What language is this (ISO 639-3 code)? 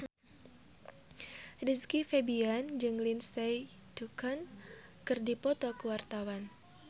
sun